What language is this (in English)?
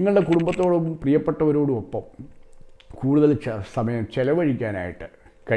Italian